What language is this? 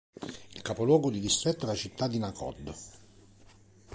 Italian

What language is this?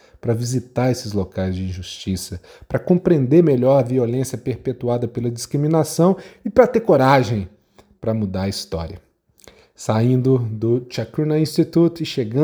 Portuguese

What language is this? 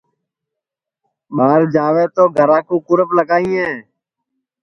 Sansi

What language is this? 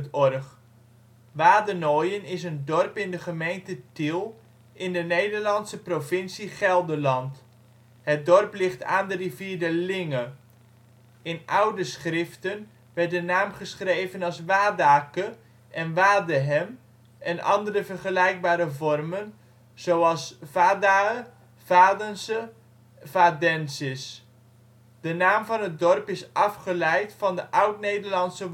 Dutch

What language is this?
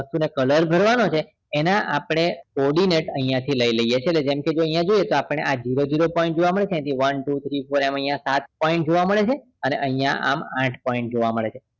Gujarati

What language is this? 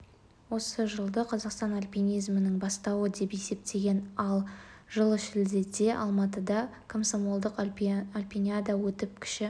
Kazakh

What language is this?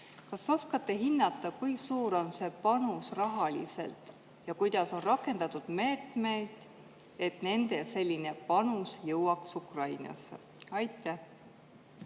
Estonian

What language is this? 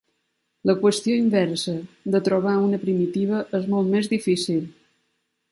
Catalan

